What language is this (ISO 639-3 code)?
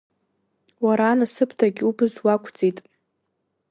abk